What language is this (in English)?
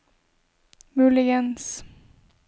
Norwegian